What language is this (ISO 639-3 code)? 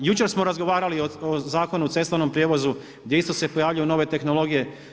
hrv